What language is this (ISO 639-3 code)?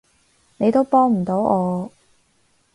yue